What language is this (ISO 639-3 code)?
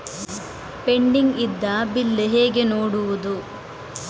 kan